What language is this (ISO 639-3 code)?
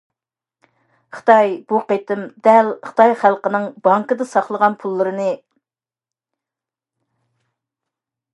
uig